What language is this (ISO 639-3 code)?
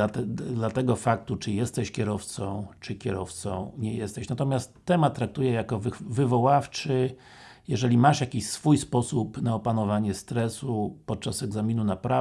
pol